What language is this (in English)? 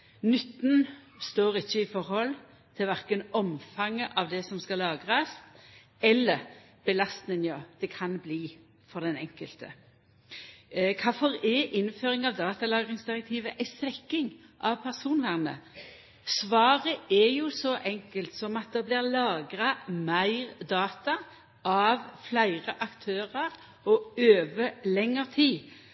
Norwegian Nynorsk